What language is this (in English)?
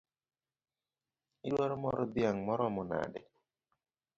Luo (Kenya and Tanzania)